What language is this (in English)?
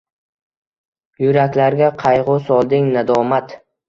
Uzbek